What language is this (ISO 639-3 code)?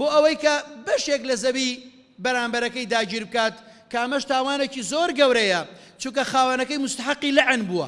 ara